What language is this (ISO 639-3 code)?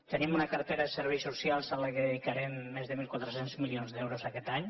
cat